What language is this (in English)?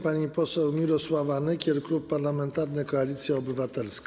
Polish